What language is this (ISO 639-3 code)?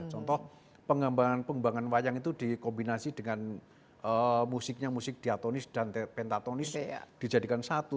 ind